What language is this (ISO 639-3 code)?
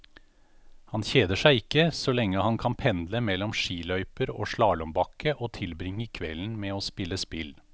nor